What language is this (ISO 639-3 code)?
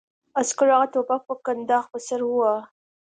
pus